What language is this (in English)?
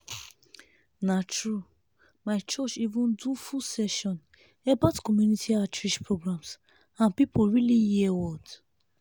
Nigerian Pidgin